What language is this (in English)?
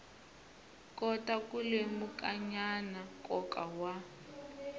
Tsonga